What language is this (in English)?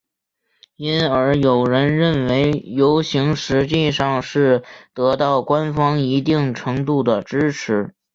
Chinese